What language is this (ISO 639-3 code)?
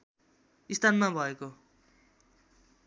nep